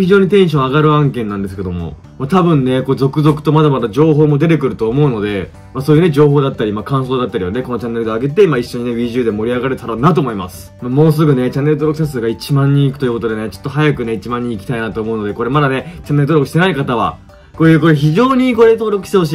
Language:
Japanese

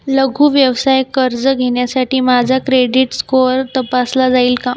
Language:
Marathi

